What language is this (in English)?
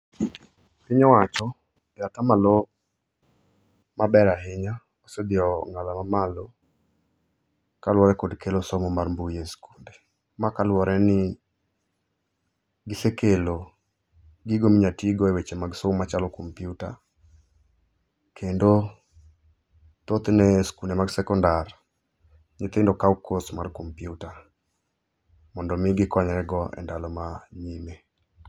Luo (Kenya and Tanzania)